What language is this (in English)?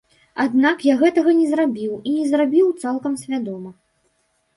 Belarusian